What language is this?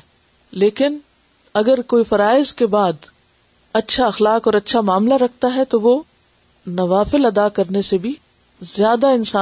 Urdu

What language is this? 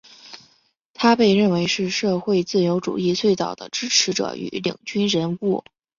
Chinese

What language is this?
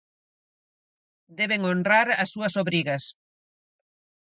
Galician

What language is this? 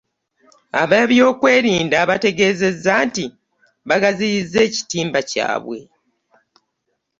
Ganda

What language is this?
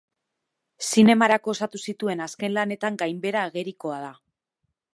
Basque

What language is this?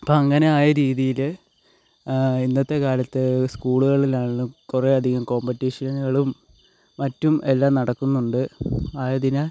Malayalam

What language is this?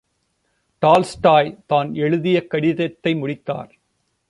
Tamil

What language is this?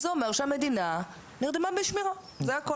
Hebrew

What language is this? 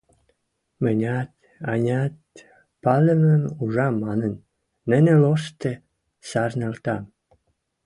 Western Mari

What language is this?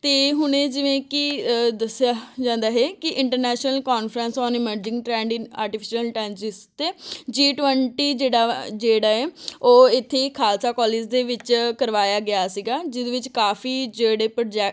Punjabi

